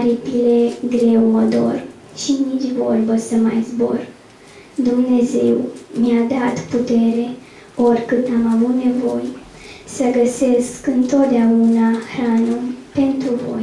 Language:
Romanian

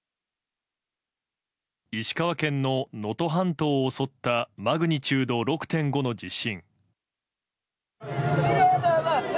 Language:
Japanese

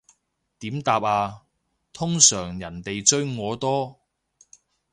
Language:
Cantonese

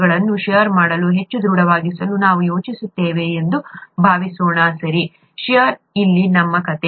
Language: Kannada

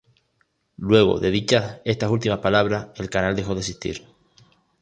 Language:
Spanish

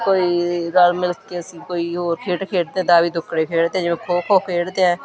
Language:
Punjabi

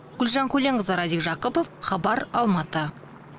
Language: Kazakh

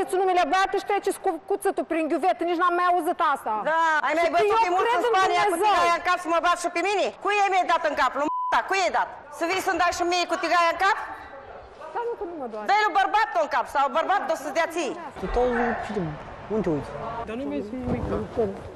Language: Romanian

